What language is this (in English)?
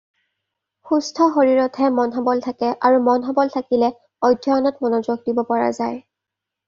Assamese